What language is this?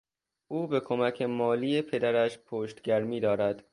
Persian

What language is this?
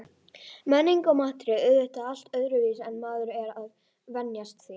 Icelandic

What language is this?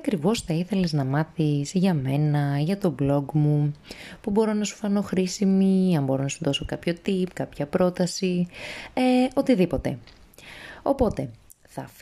Greek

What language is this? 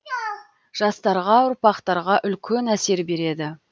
Kazakh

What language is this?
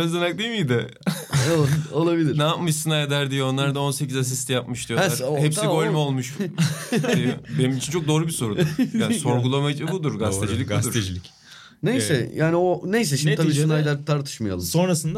Turkish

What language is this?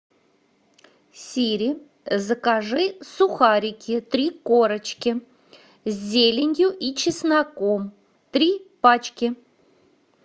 Russian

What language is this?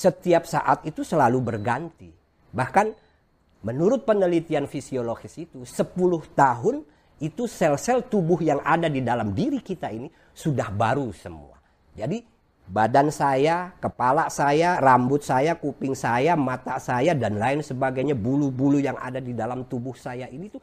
Indonesian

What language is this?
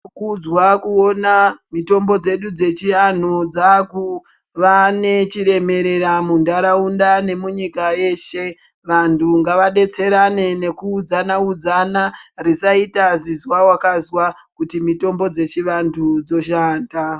Ndau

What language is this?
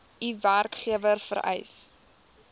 Afrikaans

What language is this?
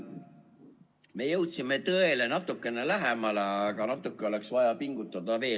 Estonian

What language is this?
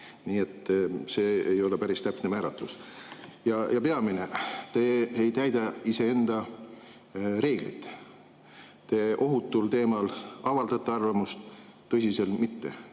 Estonian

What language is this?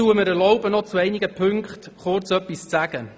Swiss German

